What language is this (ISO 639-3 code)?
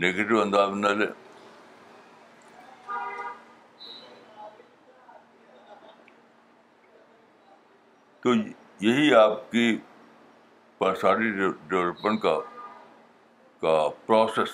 urd